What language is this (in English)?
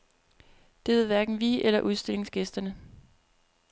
Danish